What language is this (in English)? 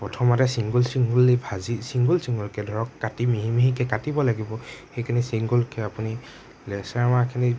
Assamese